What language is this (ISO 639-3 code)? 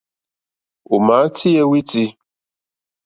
bri